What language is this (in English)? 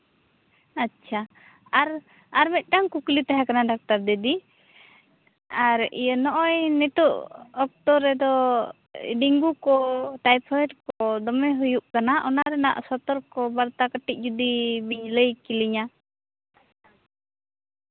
Santali